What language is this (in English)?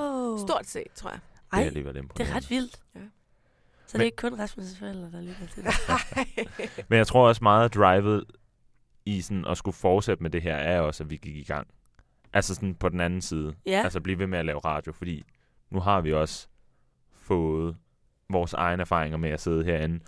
Danish